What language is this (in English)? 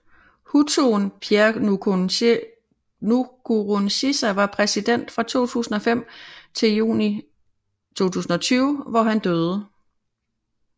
Danish